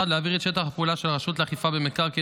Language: Hebrew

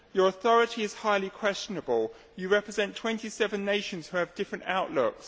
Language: English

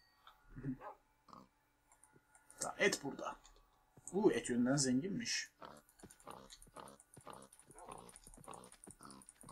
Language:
Turkish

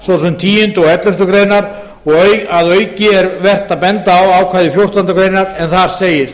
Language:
Icelandic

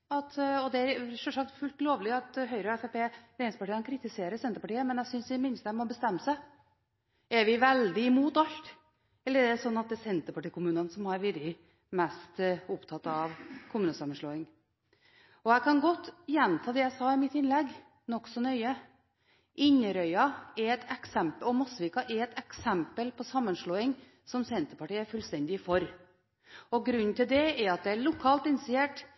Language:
Norwegian Bokmål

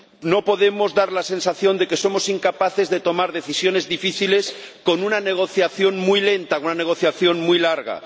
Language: Spanish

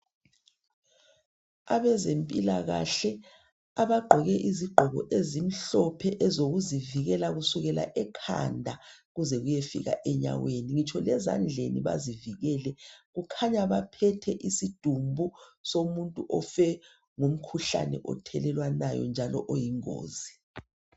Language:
North Ndebele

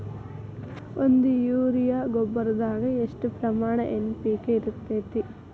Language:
Kannada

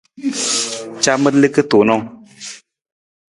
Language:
Nawdm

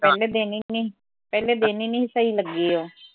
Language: Punjabi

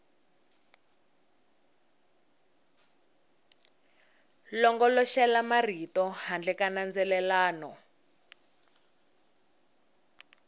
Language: Tsonga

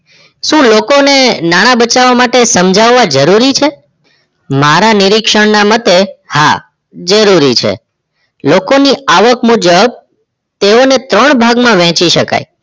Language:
Gujarati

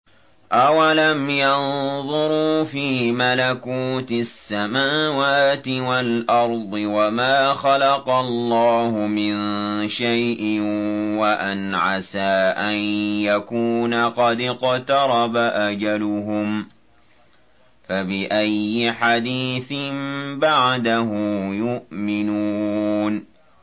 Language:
Arabic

